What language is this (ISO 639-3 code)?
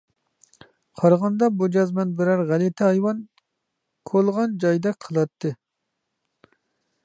uig